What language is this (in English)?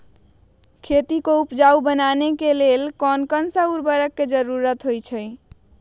Magahi